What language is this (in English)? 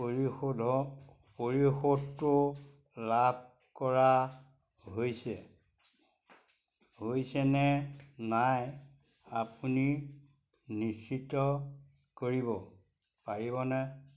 Assamese